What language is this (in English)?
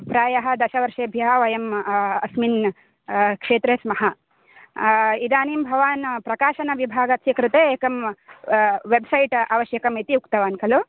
Sanskrit